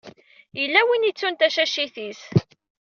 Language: Kabyle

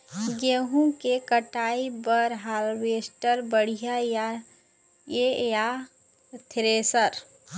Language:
Chhattisgarhi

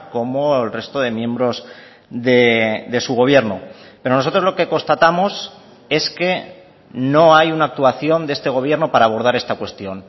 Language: Spanish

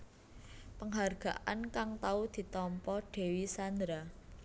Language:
Javanese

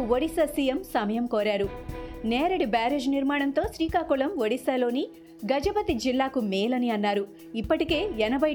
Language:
Telugu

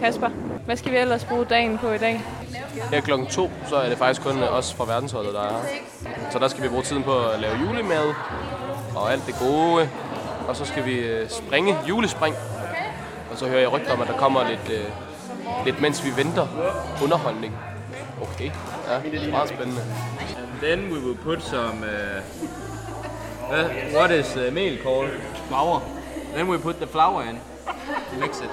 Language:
Danish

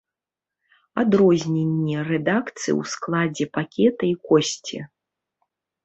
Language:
Belarusian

